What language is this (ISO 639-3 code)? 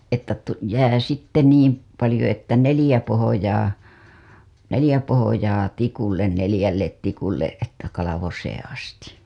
fin